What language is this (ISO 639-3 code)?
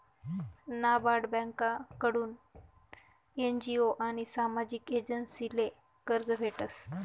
mar